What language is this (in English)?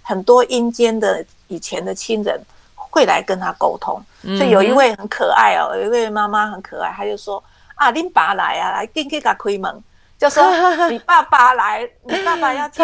Chinese